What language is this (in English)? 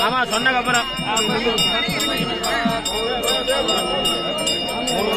Arabic